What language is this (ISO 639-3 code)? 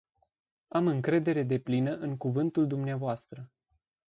ron